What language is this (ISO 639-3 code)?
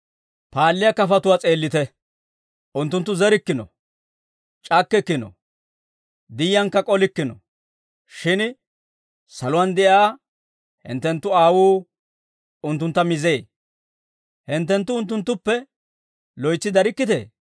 dwr